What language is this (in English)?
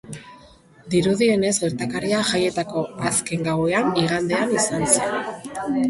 Basque